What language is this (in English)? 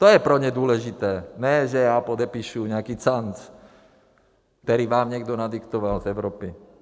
Czech